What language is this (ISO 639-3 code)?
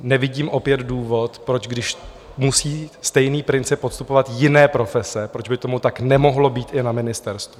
ces